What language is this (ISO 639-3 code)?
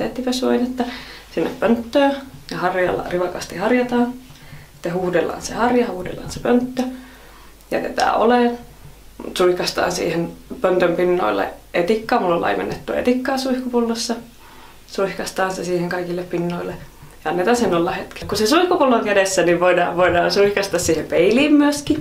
fin